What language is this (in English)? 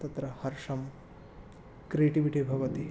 Sanskrit